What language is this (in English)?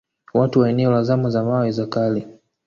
Swahili